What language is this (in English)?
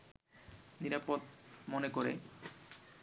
Bangla